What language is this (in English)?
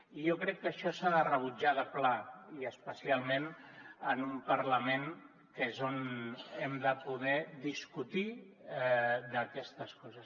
Catalan